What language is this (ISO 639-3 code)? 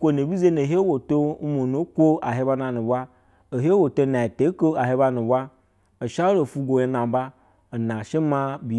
bzw